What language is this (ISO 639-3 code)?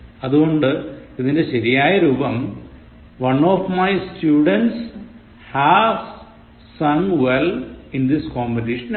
mal